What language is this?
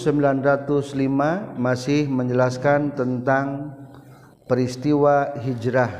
Malay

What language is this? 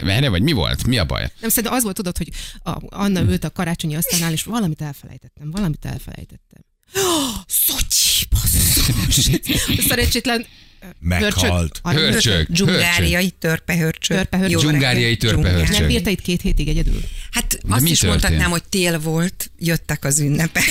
Hungarian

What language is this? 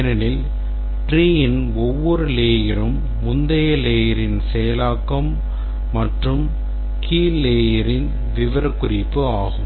Tamil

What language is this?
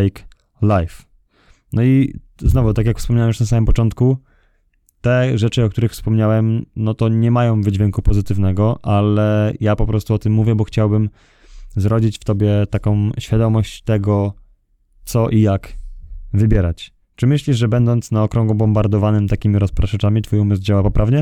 Polish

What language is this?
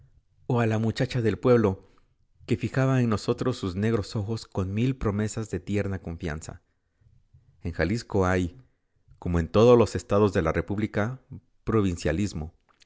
Spanish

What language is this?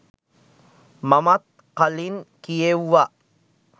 Sinhala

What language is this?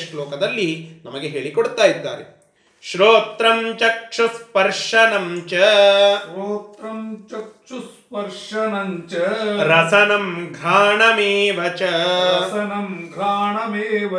Kannada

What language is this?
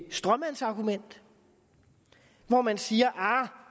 Danish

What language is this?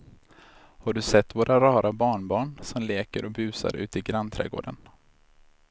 Swedish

